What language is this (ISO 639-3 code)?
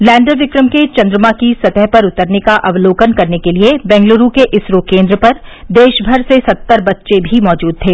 hin